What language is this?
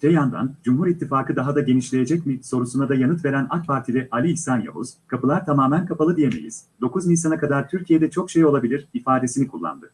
Turkish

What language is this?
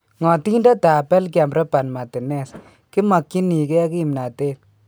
Kalenjin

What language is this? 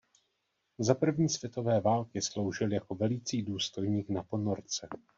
Czech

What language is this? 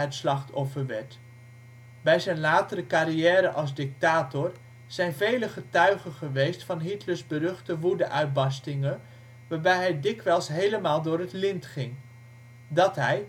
Dutch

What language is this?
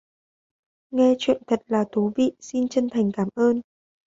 Vietnamese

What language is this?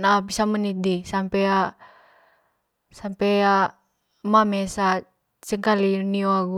Manggarai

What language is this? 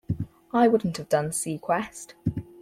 English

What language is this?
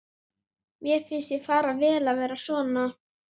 Icelandic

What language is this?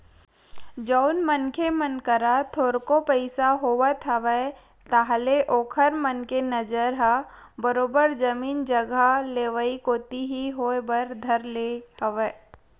Chhattisgarhi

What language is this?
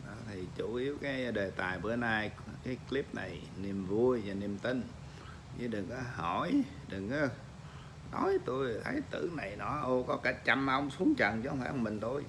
Vietnamese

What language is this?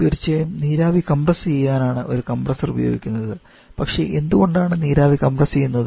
Malayalam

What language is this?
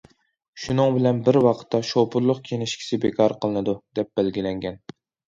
Uyghur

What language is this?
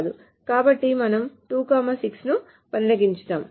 Telugu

